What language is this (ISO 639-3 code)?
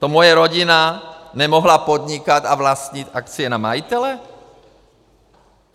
ces